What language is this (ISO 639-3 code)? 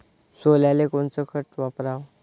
mar